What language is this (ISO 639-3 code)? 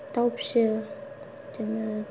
brx